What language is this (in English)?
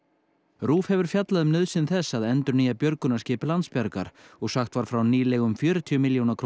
Icelandic